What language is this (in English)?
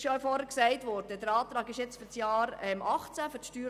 Swiss German